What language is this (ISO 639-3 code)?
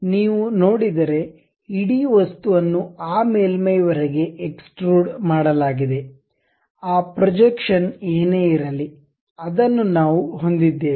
kan